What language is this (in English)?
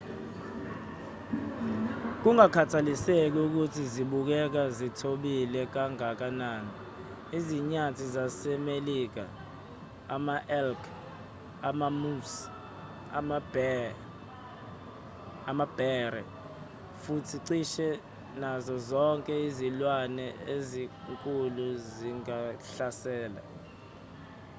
Zulu